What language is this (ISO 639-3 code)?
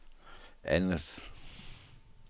dan